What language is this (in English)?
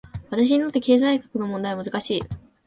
Japanese